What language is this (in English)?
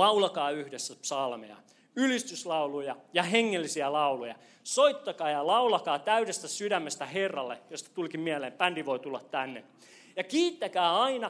Finnish